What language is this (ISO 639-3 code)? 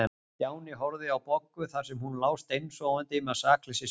isl